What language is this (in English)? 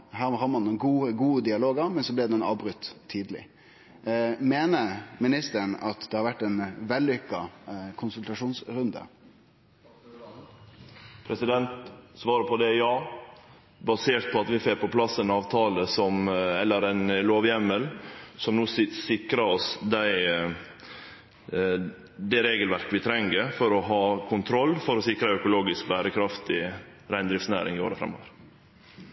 Norwegian Nynorsk